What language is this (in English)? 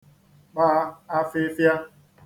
Igbo